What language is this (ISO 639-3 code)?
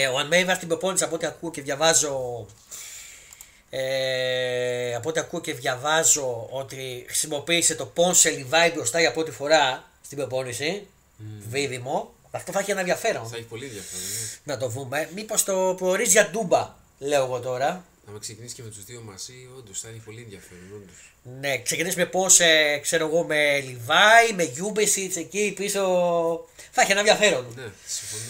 ell